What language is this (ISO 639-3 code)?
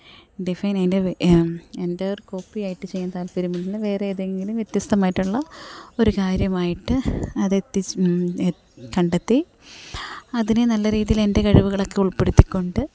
mal